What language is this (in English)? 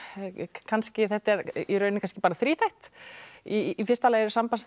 Icelandic